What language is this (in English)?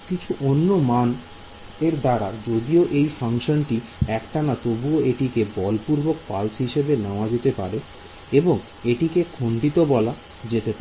Bangla